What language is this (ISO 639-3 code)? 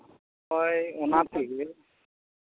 sat